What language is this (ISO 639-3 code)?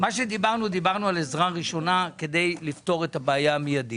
heb